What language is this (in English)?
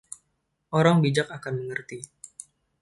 Indonesian